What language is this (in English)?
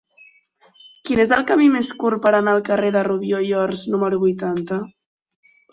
Catalan